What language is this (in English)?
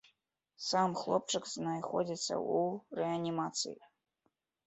Belarusian